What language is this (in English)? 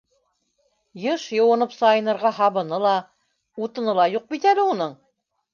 Bashkir